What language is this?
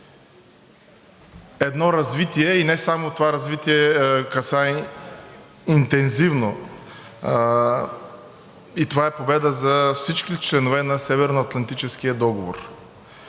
Bulgarian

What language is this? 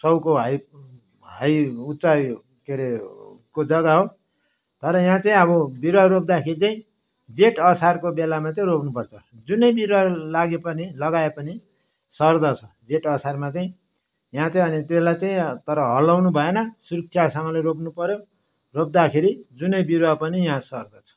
Nepali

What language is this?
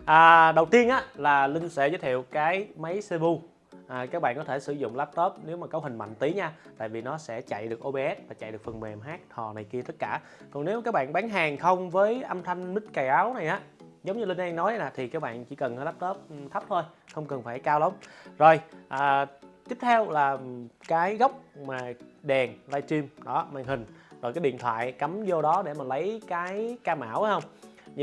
Vietnamese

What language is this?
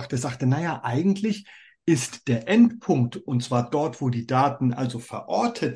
German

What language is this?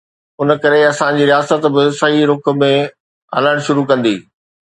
Sindhi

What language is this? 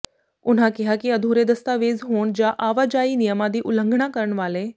Punjabi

